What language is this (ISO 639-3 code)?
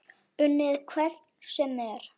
isl